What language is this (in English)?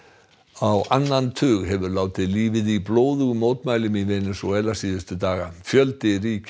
Icelandic